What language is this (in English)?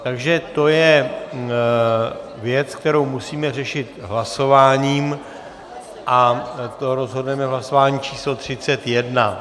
Czech